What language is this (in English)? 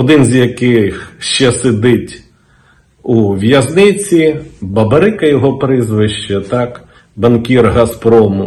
Ukrainian